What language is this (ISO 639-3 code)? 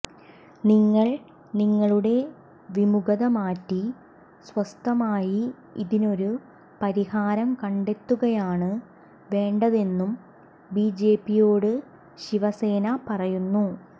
mal